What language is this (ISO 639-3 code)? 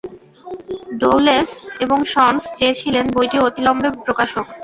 ben